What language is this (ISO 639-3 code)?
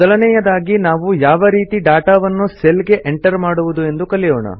kan